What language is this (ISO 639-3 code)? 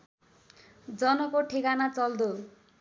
nep